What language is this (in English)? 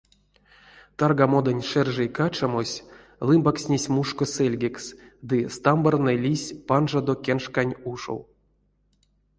Erzya